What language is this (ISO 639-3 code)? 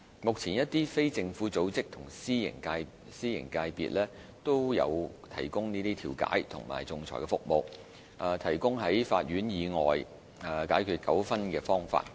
yue